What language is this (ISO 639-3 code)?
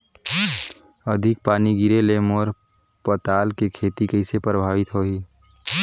hne